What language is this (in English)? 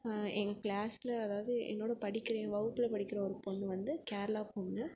Tamil